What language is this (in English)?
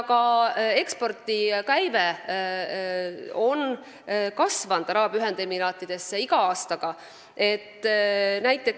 Estonian